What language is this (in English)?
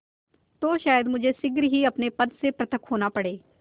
Hindi